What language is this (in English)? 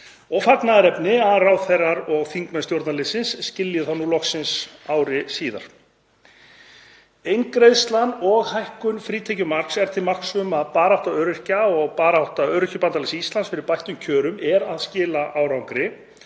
Icelandic